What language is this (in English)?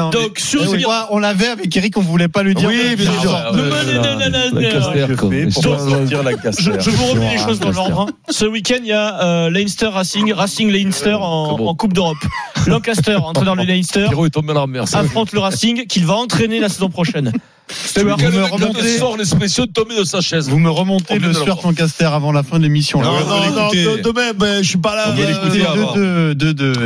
French